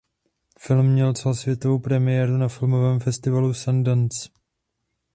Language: Czech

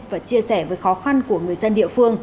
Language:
Vietnamese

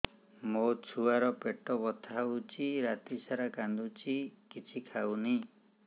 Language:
Odia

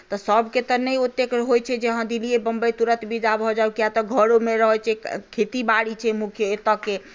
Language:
Maithili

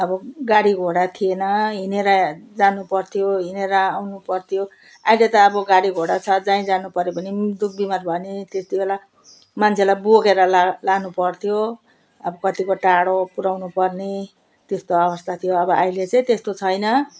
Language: Nepali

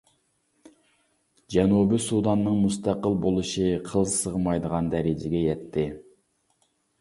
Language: Uyghur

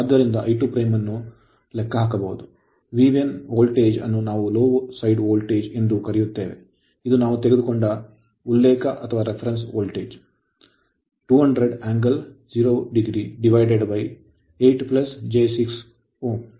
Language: Kannada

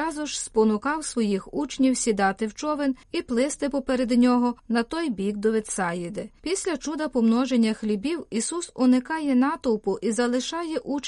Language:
Ukrainian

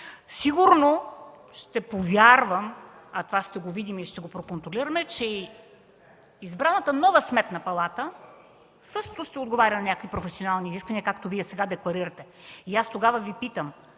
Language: Bulgarian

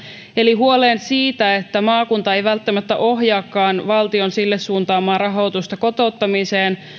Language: Finnish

